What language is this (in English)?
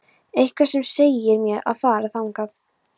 Icelandic